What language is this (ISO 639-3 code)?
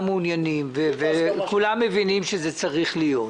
heb